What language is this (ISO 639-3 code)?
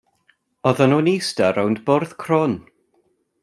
cym